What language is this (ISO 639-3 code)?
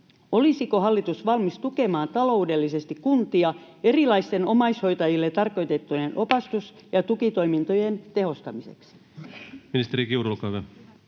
fin